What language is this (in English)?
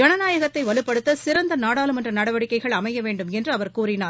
Tamil